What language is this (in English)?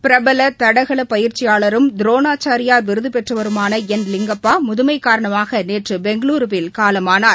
Tamil